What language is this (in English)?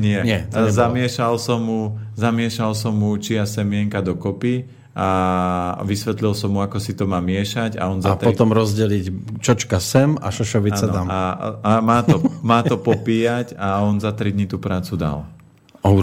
Slovak